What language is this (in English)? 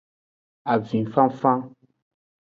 Aja (Benin)